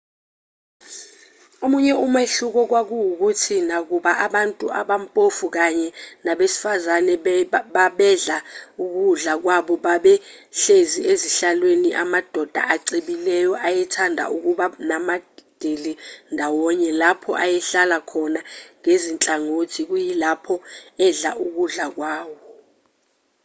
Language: Zulu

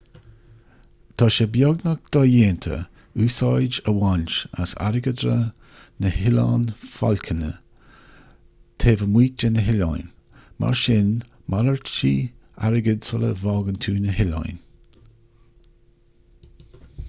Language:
Irish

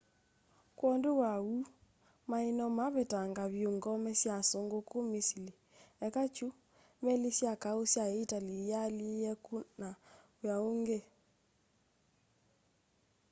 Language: Kamba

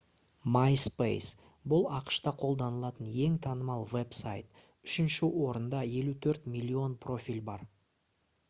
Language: Kazakh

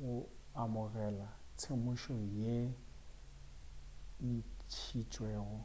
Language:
Northern Sotho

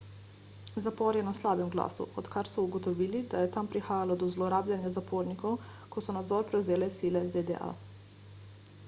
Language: Slovenian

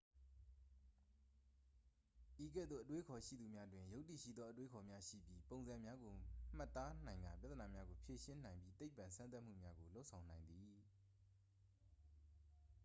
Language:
Burmese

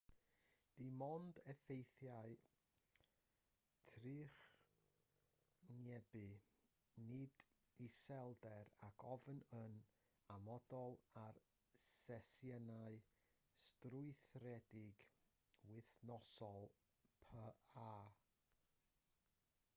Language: Welsh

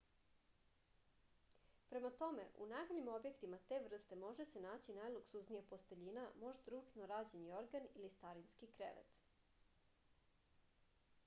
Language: Serbian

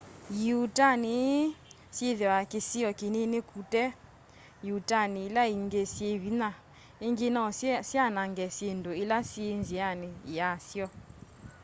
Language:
Kamba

